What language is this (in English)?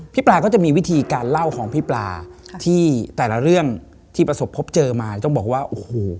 Thai